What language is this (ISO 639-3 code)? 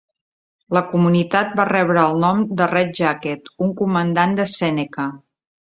cat